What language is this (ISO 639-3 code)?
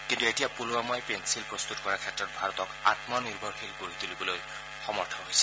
asm